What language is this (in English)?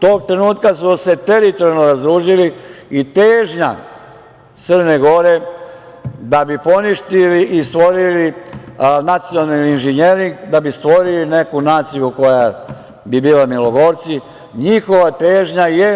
Serbian